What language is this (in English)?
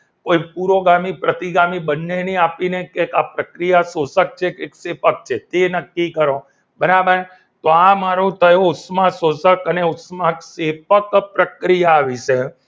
Gujarati